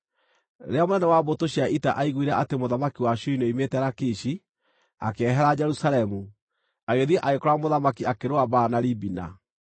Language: Kikuyu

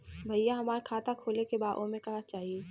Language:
Bhojpuri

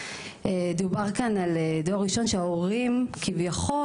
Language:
Hebrew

